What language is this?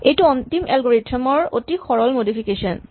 Assamese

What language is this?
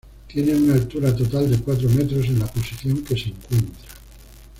Spanish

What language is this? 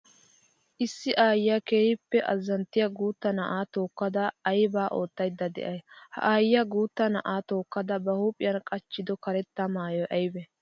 Wolaytta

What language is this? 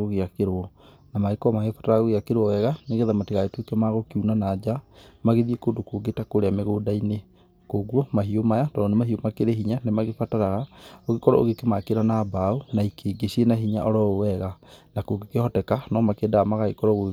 Kikuyu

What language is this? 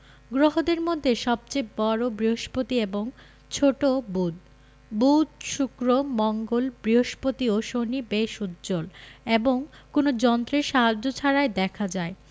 Bangla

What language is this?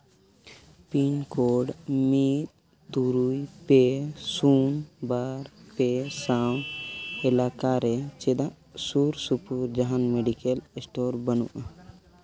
Santali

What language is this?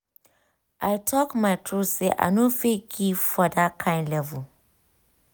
Nigerian Pidgin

